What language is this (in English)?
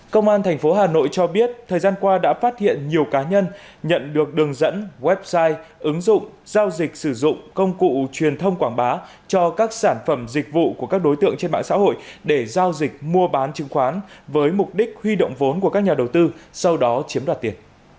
Vietnamese